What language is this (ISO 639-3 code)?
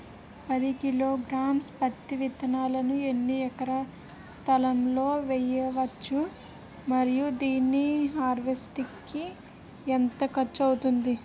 tel